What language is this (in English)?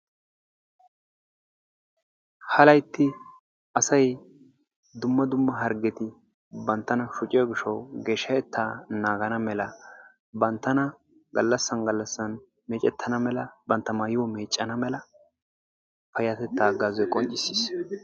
Wolaytta